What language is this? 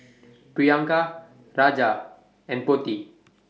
English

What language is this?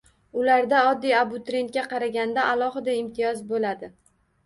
Uzbek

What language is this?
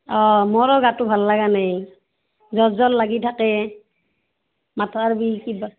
Assamese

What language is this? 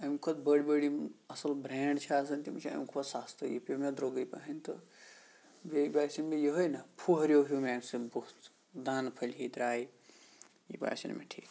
Kashmiri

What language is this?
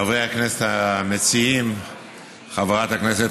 Hebrew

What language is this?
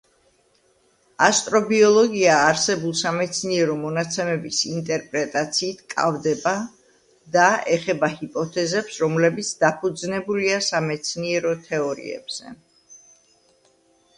Georgian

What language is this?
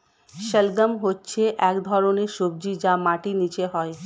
Bangla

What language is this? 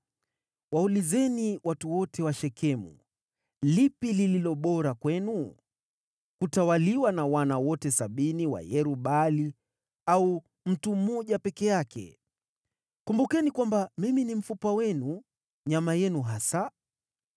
Swahili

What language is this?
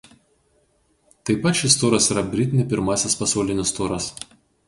Lithuanian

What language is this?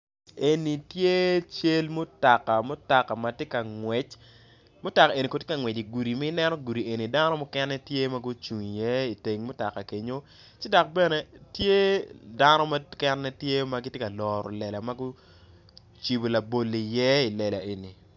Acoli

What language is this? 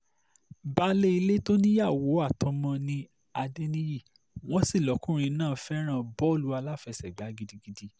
Yoruba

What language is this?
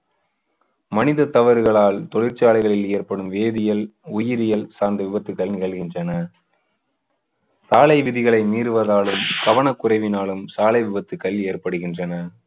Tamil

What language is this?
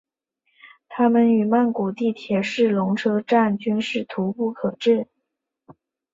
Chinese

